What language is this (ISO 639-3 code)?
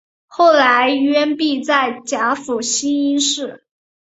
zho